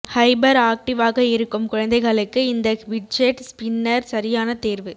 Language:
Tamil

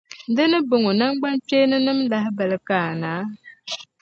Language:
Dagbani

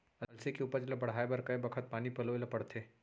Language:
Chhattisgarhi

